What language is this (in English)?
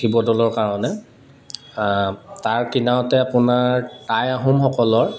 Assamese